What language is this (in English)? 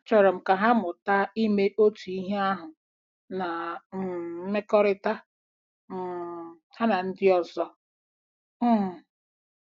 Igbo